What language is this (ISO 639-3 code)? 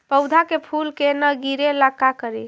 mag